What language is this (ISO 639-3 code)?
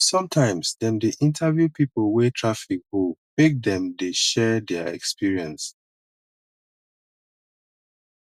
pcm